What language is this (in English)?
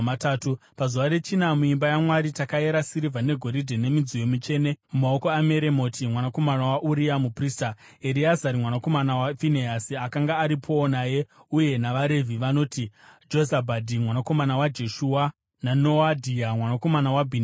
Shona